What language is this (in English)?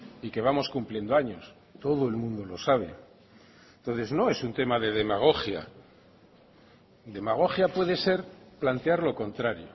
Spanish